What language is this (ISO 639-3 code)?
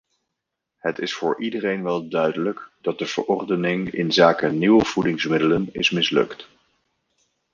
nld